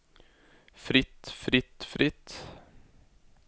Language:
Norwegian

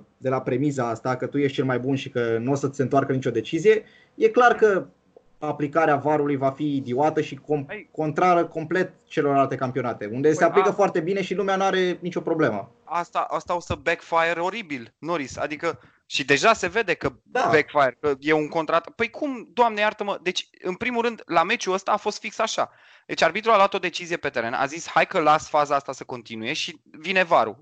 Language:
Romanian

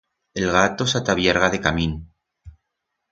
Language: Aragonese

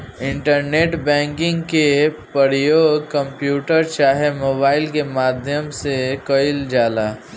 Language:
Bhojpuri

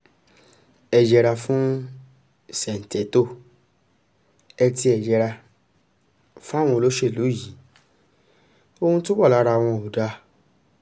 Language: Yoruba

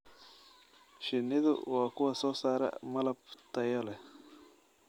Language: Somali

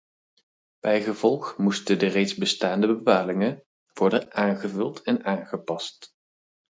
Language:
Dutch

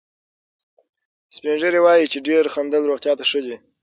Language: Pashto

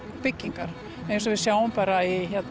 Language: Icelandic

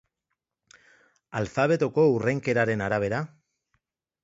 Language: Basque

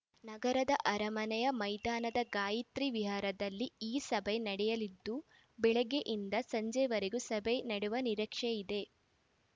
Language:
Kannada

